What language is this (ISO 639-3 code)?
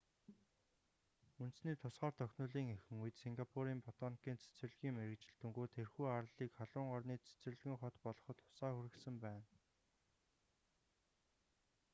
mon